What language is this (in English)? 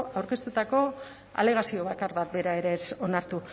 Basque